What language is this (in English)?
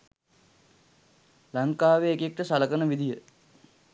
Sinhala